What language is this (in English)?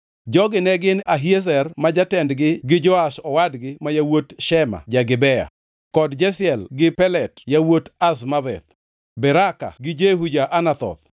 Luo (Kenya and Tanzania)